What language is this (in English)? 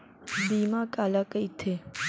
Chhattisgarhi